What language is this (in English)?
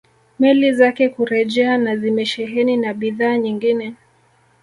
Swahili